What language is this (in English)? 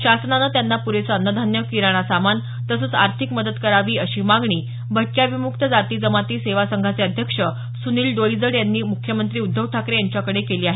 Marathi